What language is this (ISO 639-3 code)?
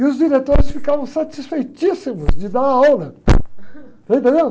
por